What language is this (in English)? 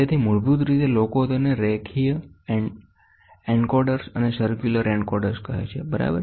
Gujarati